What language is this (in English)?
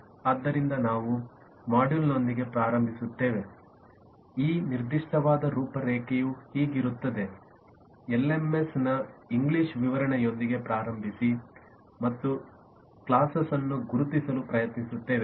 Kannada